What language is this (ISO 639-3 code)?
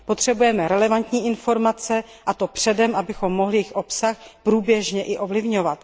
ces